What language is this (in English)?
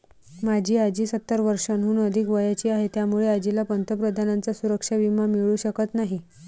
Marathi